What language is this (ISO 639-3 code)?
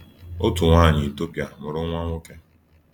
ibo